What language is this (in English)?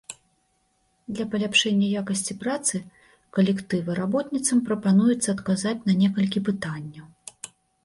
Belarusian